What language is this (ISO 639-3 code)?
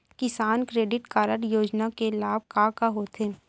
hne